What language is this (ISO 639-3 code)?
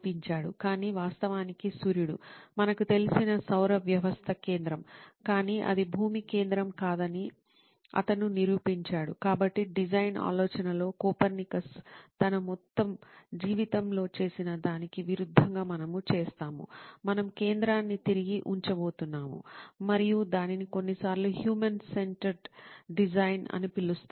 tel